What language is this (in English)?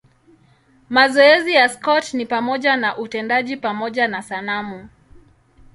Swahili